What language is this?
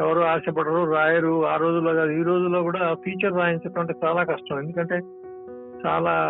Telugu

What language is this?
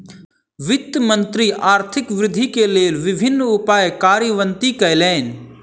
Maithili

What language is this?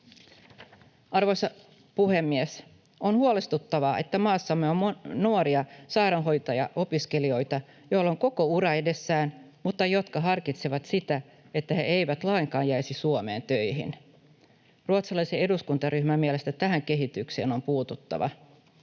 Finnish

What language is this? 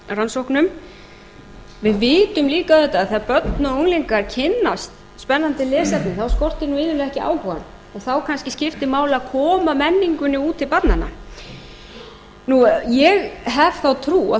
Icelandic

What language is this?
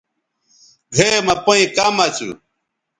Bateri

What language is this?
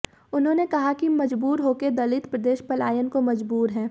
Hindi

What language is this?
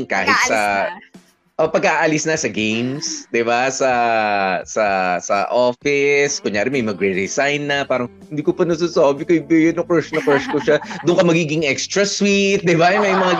Filipino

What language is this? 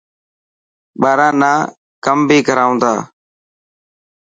Dhatki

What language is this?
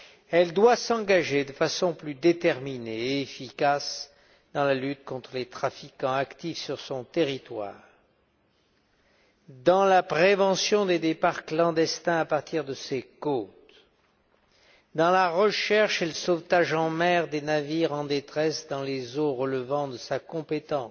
French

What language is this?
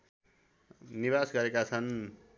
Nepali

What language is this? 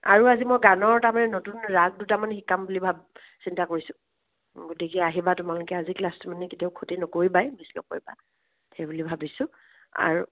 Assamese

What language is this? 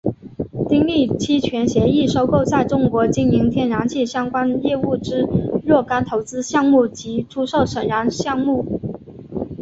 Chinese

